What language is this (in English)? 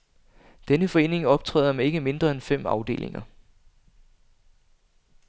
Danish